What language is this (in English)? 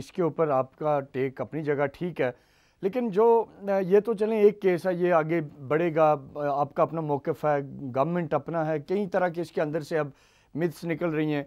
Hindi